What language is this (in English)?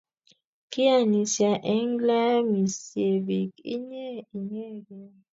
Kalenjin